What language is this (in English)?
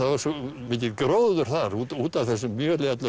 Icelandic